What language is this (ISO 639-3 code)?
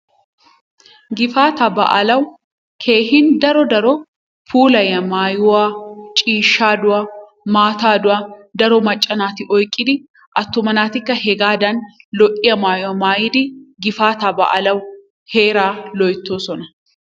wal